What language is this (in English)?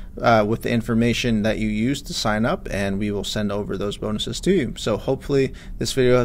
English